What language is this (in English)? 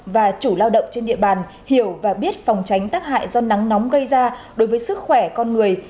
Vietnamese